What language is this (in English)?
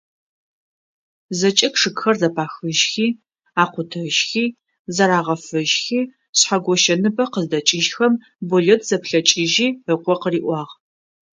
Adyghe